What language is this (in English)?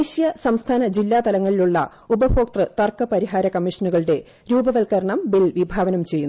Malayalam